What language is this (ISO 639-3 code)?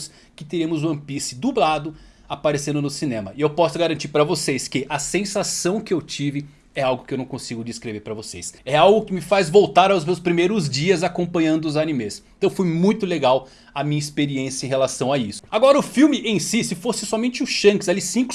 por